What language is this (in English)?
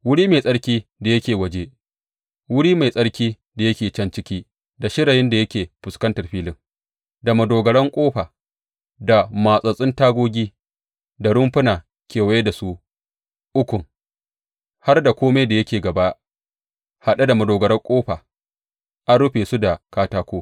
Hausa